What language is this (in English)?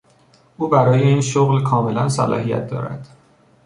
Persian